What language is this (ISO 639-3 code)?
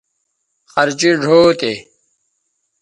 btv